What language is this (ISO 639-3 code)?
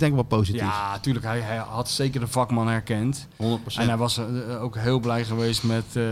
nld